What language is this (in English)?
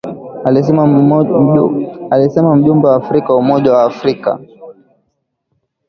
Swahili